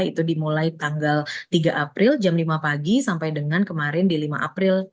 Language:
Indonesian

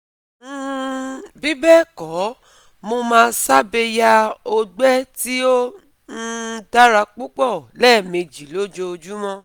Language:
Yoruba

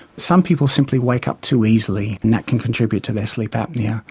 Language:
English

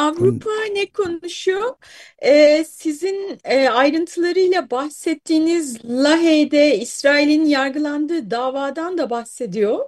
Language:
Turkish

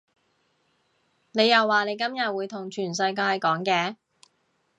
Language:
Cantonese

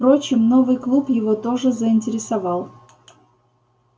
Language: Russian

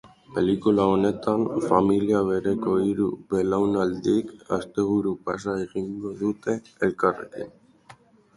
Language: Basque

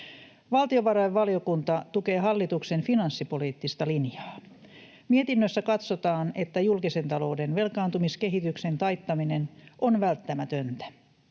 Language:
Finnish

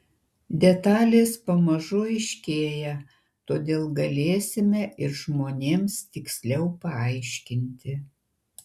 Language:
Lithuanian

